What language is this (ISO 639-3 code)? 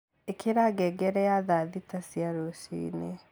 kik